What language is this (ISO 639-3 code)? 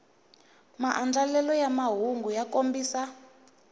tso